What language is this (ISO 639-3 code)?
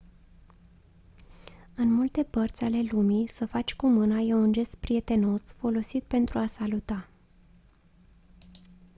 ron